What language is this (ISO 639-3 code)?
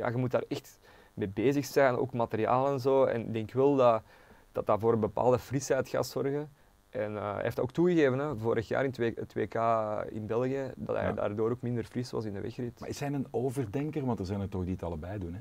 nld